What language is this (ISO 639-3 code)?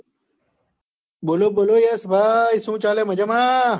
guj